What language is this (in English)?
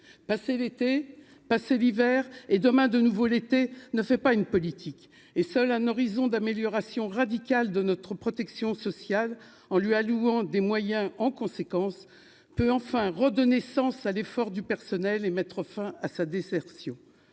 French